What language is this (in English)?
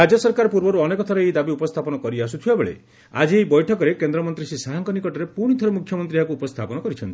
Odia